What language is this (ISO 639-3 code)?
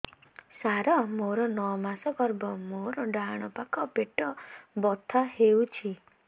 ori